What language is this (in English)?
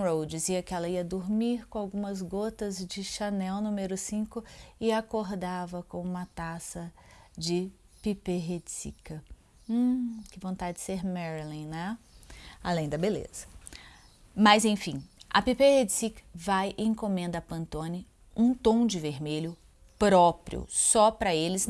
Portuguese